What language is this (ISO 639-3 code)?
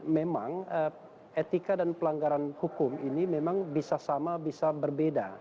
ind